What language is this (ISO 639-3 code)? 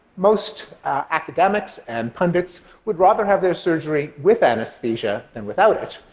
eng